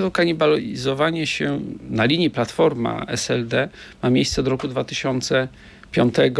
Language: Polish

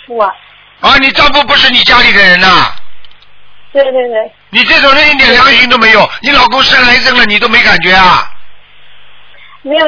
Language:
Chinese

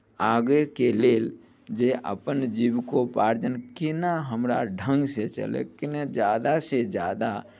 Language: Maithili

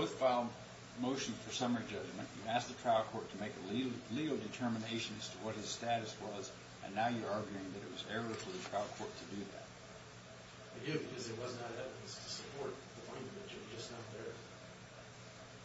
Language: English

